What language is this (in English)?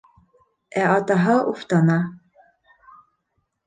Bashkir